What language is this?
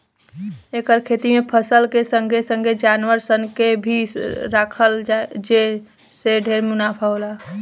Bhojpuri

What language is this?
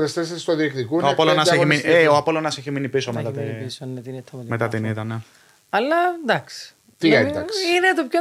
Greek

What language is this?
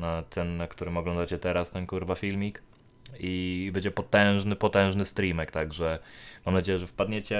Polish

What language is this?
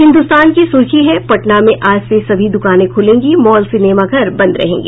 Hindi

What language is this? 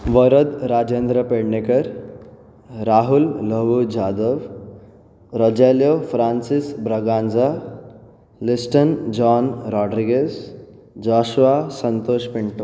Konkani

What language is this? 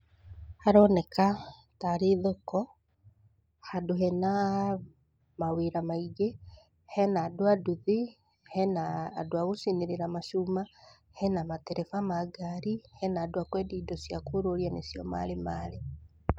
Kikuyu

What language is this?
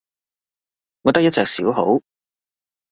Cantonese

